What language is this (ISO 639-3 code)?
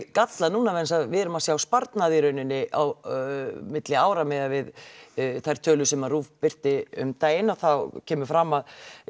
isl